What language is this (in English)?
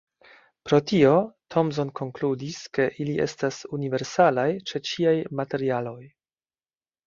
Esperanto